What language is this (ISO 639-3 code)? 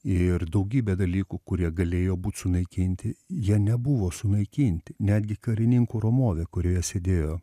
lit